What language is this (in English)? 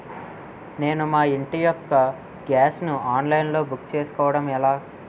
Telugu